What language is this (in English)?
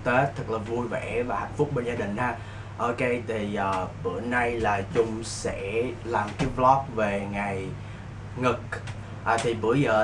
Vietnamese